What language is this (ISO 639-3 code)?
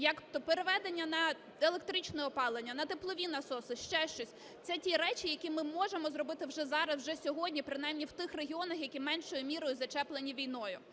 ukr